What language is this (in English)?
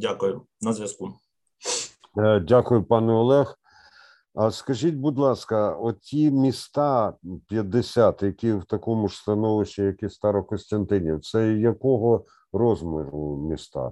Ukrainian